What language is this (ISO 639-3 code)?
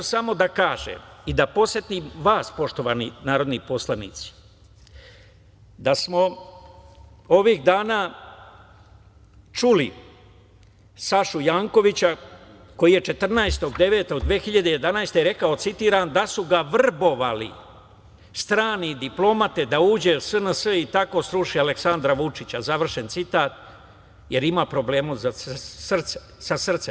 srp